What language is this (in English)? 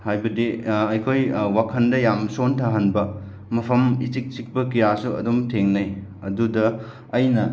Manipuri